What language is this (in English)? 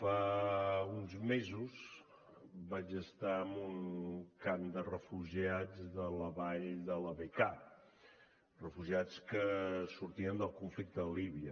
Catalan